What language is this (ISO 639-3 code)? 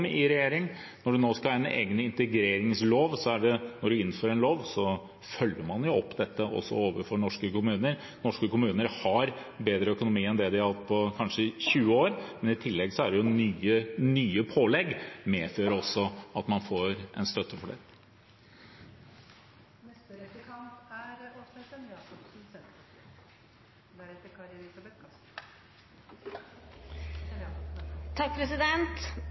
nob